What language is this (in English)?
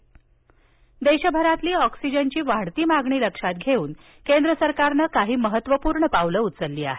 Marathi